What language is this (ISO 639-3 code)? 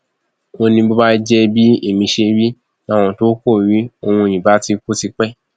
yor